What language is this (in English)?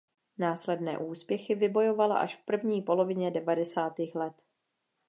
Czech